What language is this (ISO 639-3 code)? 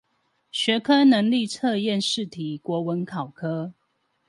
zho